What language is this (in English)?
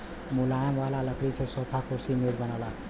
Bhojpuri